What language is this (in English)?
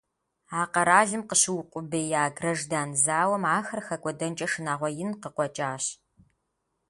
Kabardian